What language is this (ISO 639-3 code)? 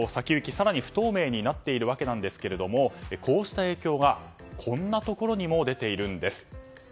jpn